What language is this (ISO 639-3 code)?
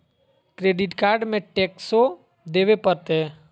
mag